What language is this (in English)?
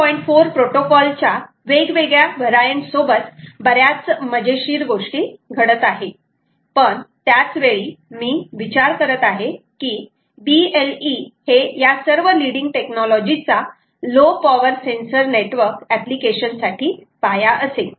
Marathi